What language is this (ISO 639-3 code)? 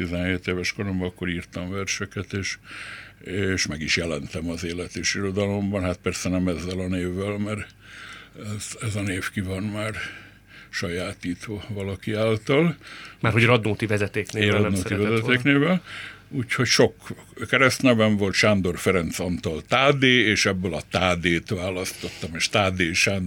hun